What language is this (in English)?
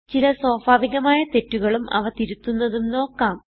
Malayalam